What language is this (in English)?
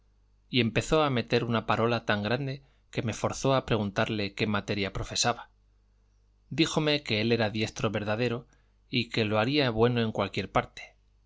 Spanish